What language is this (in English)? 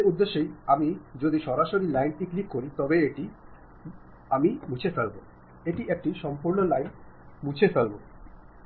Bangla